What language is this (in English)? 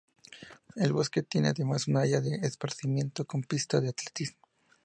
Spanish